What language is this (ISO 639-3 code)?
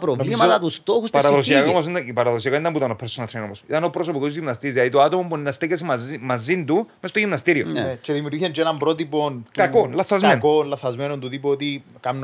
ell